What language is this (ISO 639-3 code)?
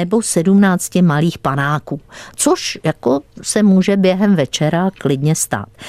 ces